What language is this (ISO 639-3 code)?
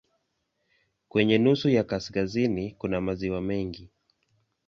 swa